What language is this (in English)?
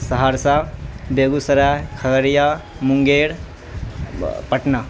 Urdu